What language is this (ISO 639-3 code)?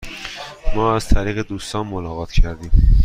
fas